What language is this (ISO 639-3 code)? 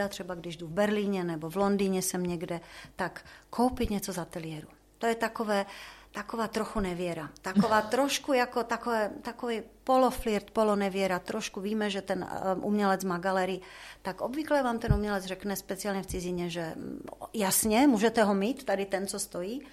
ces